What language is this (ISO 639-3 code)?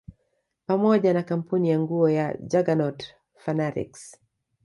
swa